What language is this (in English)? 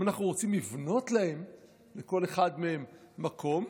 Hebrew